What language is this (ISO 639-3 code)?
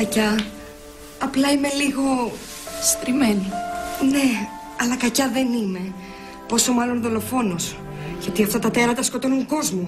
ell